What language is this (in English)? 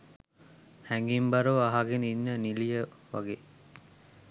Sinhala